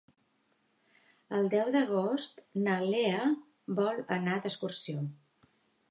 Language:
Catalan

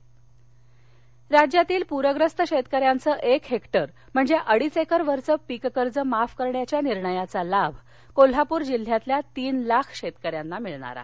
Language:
Marathi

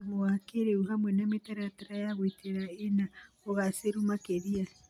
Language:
Kikuyu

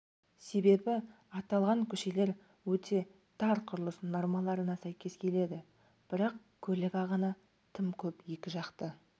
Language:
Kazakh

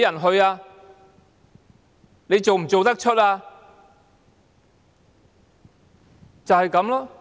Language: Cantonese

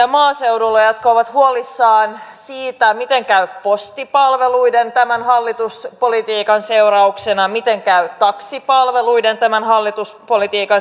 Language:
Finnish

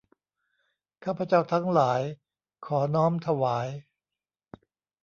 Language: Thai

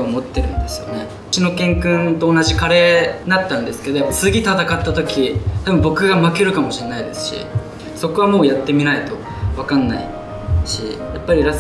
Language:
Japanese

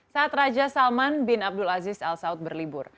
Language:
Indonesian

